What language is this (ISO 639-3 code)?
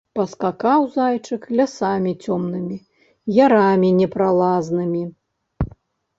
bel